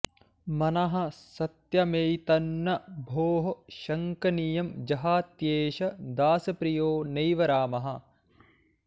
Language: Sanskrit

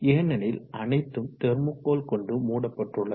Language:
Tamil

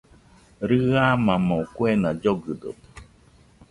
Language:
Nüpode Huitoto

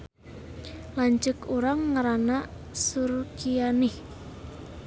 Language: Sundanese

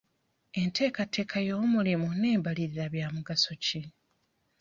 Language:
Ganda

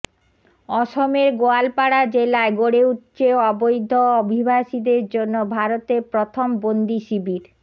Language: Bangla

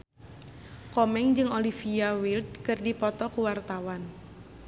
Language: Sundanese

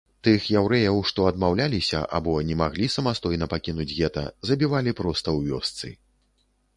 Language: Belarusian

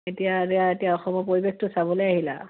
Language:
Assamese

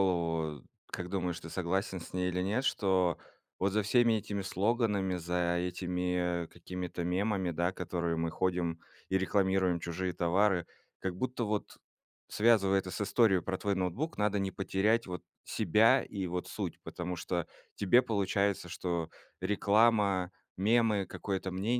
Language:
Russian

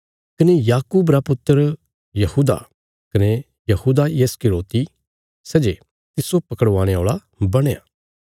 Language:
Bilaspuri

